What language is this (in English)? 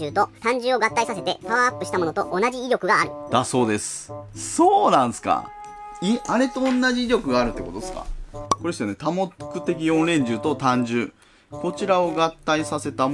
Japanese